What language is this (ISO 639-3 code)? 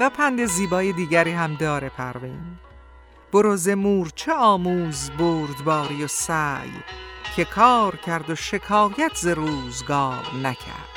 fas